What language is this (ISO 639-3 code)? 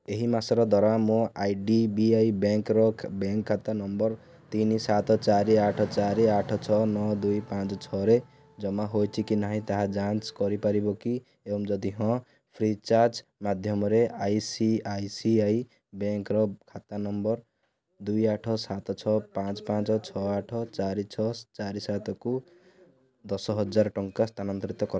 ori